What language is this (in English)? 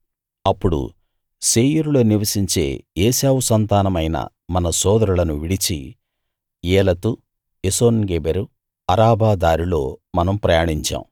Telugu